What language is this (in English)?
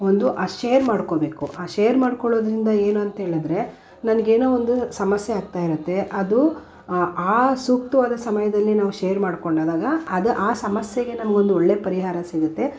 Kannada